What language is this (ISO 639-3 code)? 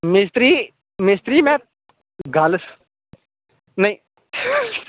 doi